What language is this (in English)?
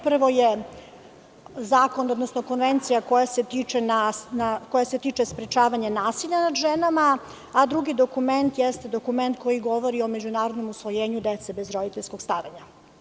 Serbian